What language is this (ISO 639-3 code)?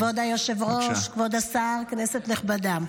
heb